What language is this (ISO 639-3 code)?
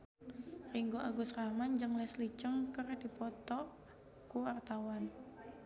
sun